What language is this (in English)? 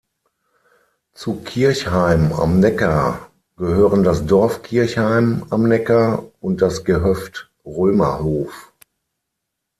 German